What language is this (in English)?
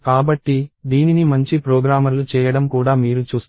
Telugu